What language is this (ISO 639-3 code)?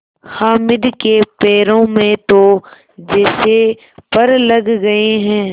hin